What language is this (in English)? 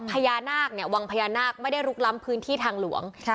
Thai